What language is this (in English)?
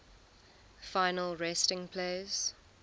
English